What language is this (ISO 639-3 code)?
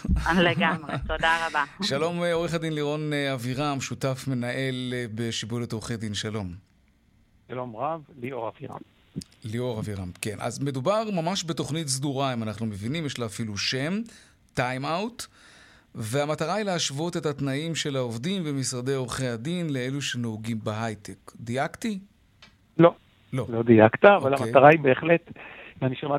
heb